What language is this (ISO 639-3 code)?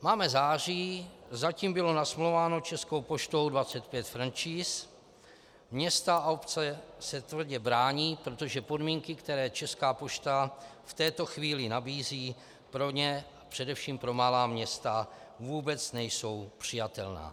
ces